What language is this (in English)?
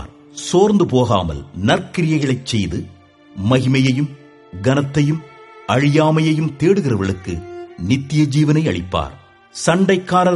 Tamil